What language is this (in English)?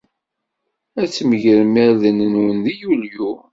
Kabyle